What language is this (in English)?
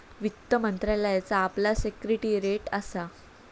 Marathi